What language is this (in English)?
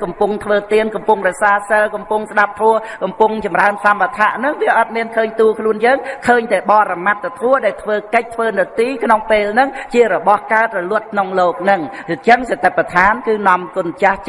Vietnamese